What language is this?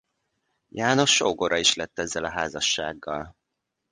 Hungarian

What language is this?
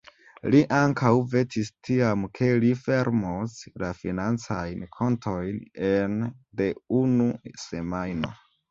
Esperanto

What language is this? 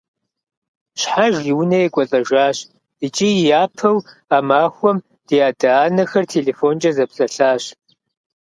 Kabardian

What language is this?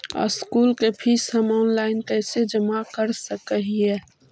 Magahi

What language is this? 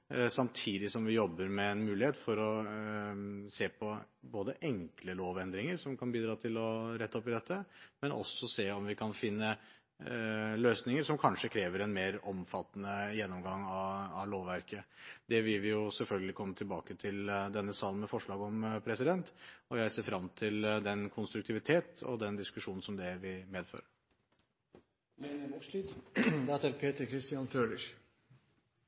Norwegian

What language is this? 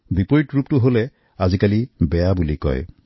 Assamese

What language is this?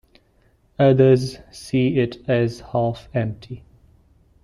English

